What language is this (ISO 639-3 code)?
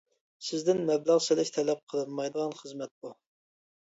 uig